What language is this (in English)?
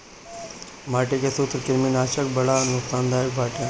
Bhojpuri